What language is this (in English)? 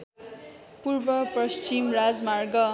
Nepali